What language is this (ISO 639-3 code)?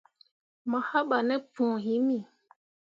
mua